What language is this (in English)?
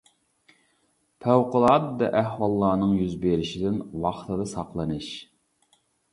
Uyghur